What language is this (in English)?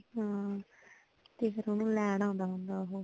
Punjabi